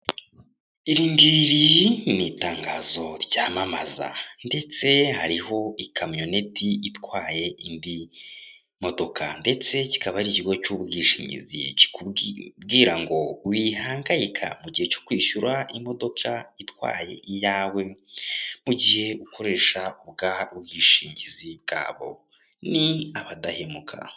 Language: Kinyarwanda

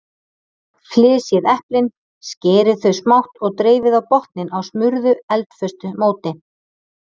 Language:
Icelandic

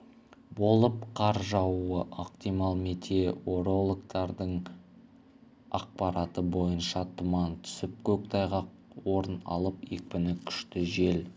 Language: Kazakh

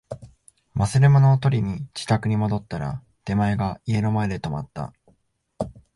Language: Japanese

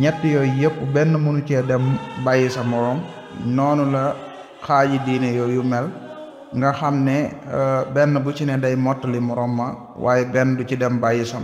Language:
Indonesian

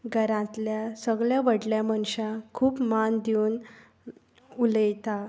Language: Konkani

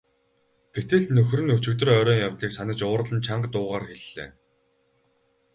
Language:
Mongolian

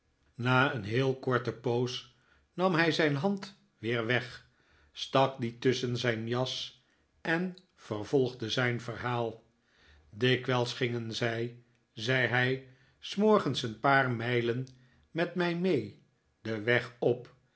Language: Dutch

